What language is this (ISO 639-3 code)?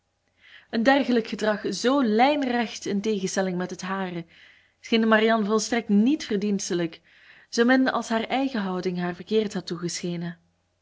nld